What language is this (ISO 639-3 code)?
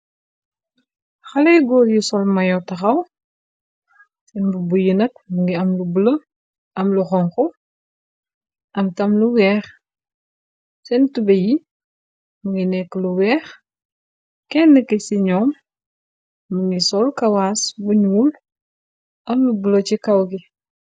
wol